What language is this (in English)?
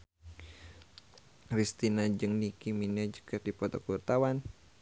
Sundanese